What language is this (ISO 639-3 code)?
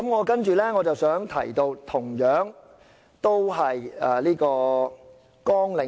yue